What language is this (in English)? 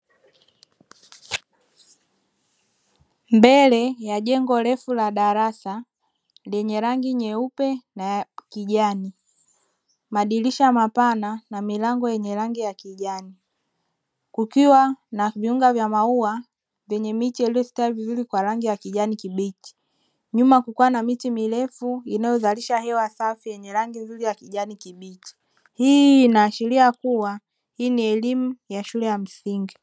Swahili